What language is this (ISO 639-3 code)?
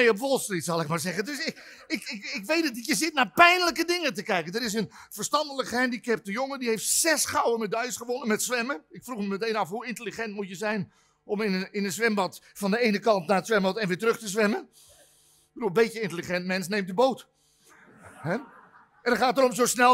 nld